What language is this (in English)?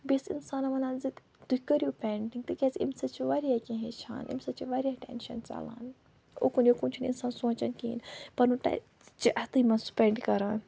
Kashmiri